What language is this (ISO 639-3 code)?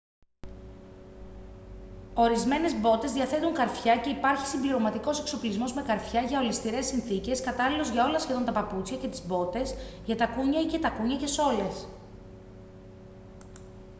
ell